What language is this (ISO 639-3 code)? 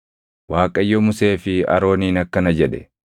orm